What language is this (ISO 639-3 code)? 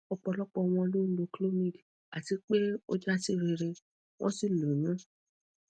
yor